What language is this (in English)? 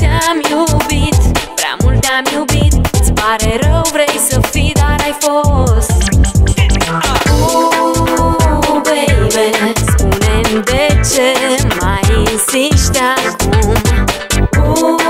Czech